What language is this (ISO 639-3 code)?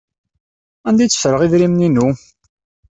kab